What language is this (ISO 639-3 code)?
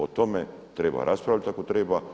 hrv